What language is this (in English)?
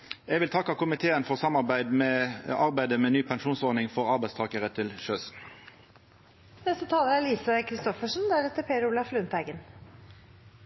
Norwegian Nynorsk